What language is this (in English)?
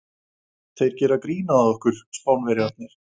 Icelandic